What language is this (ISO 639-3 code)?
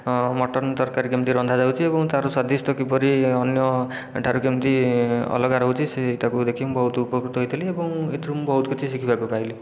ori